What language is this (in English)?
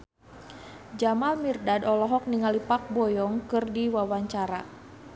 Sundanese